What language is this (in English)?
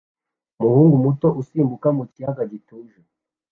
Kinyarwanda